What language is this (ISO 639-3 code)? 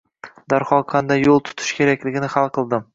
uzb